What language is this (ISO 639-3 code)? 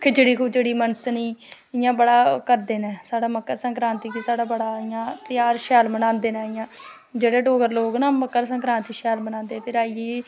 doi